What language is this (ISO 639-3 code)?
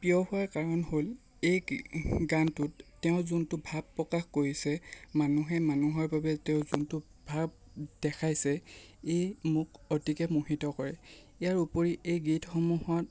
asm